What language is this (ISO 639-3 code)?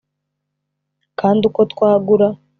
kin